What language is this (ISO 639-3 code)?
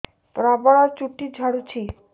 ori